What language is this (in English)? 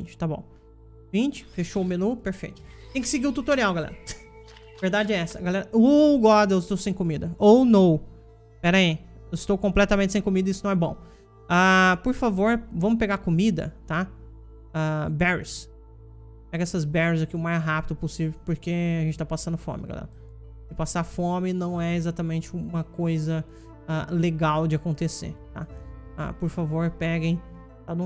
Portuguese